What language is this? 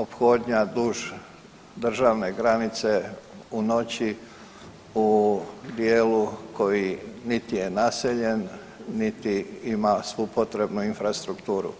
Croatian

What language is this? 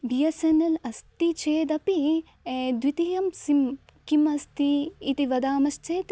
Sanskrit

